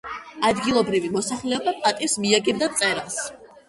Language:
Georgian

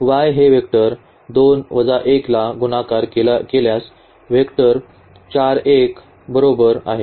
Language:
Marathi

